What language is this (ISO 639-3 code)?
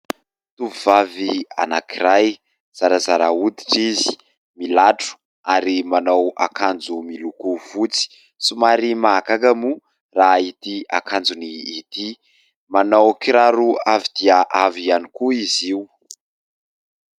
mlg